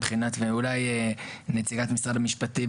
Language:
Hebrew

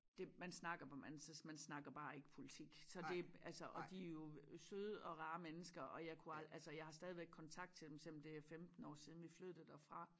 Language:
Danish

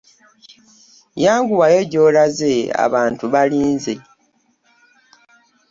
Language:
Ganda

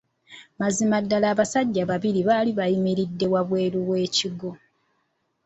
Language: Ganda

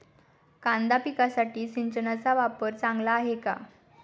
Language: Marathi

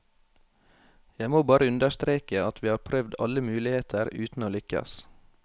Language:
Norwegian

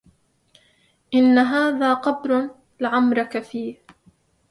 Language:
Arabic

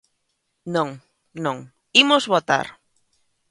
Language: Galician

